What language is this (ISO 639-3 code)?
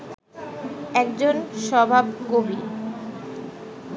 ben